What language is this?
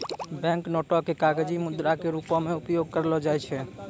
Maithili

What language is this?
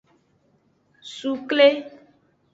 Aja (Benin)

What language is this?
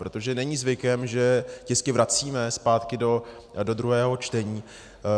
Czech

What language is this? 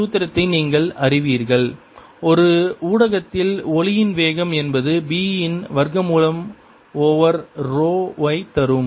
Tamil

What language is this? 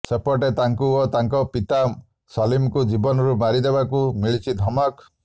Odia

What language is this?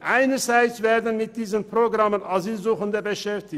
Swiss German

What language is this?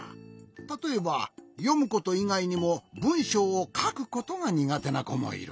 Japanese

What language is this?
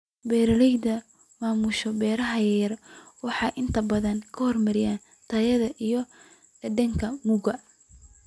Somali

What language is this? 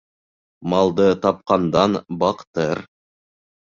Bashkir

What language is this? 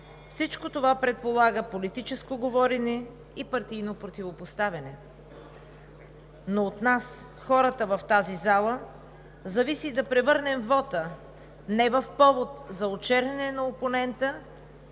Bulgarian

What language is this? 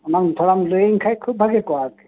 Santali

